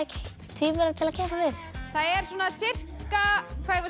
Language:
Icelandic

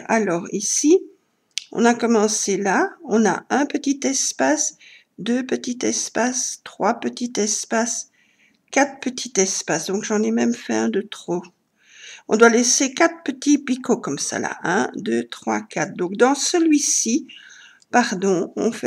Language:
French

